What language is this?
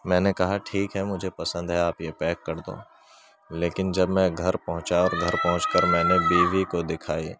Urdu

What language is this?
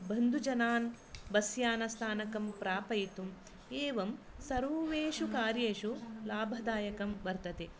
Sanskrit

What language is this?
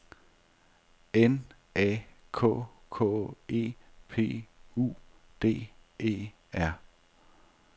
Danish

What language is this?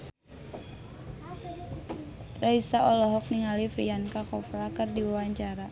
Sundanese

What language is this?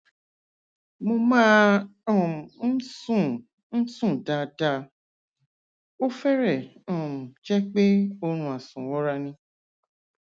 Yoruba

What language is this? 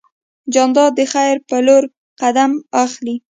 Pashto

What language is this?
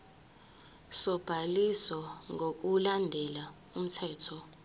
Zulu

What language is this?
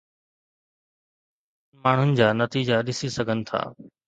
Sindhi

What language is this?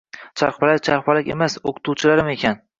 Uzbek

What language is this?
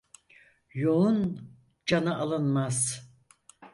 Turkish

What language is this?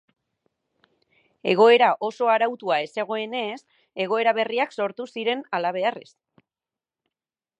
Basque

